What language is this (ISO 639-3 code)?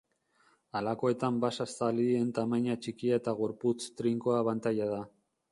eus